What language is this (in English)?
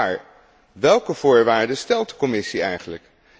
Dutch